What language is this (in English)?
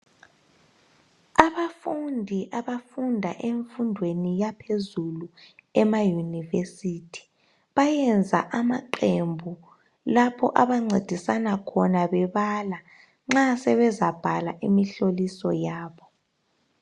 North Ndebele